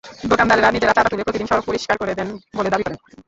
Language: Bangla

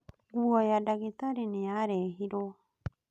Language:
Kikuyu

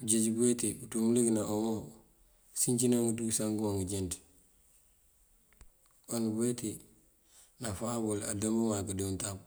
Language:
Mandjak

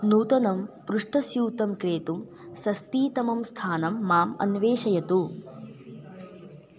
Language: Sanskrit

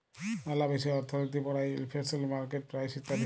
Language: Bangla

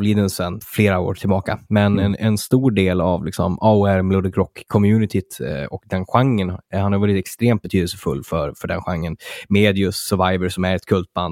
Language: Swedish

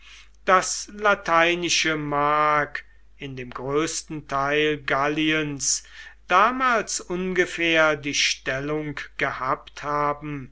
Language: German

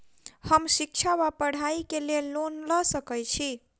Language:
Maithili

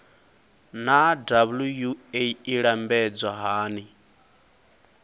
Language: Venda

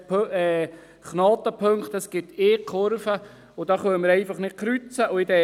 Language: Swiss German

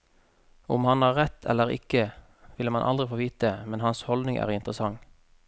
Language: Norwegian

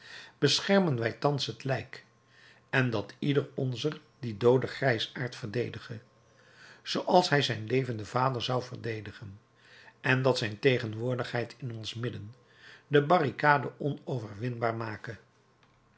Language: Dutch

